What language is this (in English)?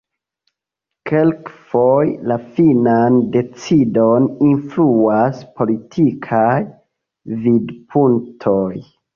Esperanto